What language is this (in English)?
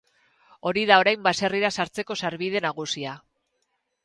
Basque